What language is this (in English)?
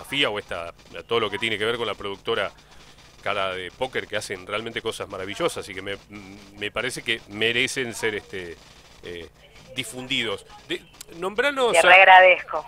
Spanish